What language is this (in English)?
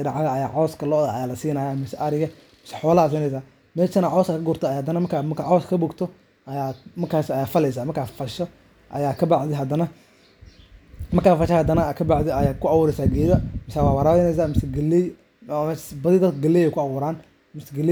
Somali